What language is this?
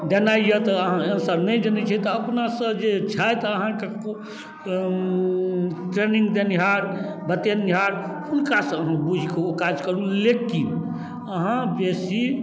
Maithili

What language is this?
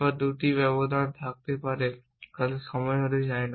Bangla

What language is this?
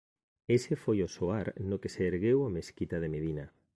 Galician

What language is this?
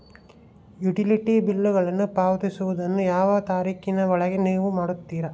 Kannada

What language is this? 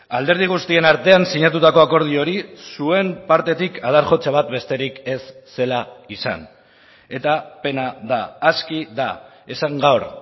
Basque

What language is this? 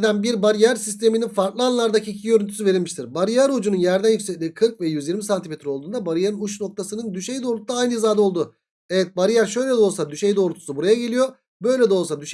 Turkish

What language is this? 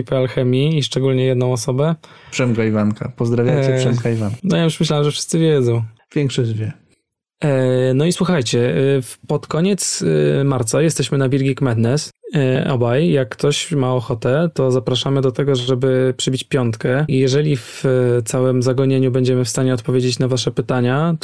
Polish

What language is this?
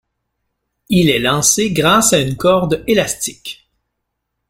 French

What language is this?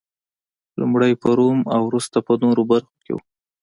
Pashto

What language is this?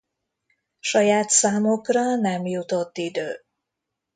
Hungarian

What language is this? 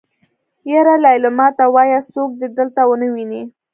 Pashto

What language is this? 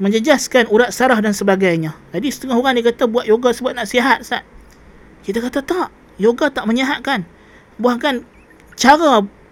Malay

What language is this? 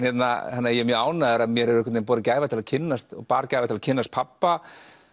Icelandic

